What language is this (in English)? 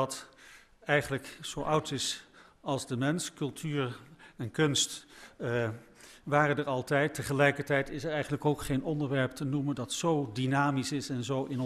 Dutch